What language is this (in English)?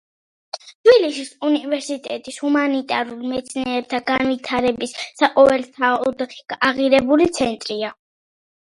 Georgian